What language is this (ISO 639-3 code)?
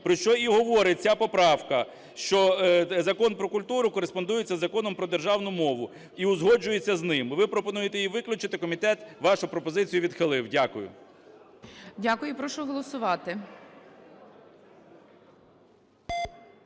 ukr